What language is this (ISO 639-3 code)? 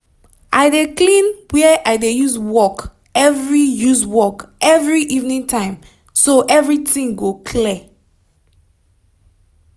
pcm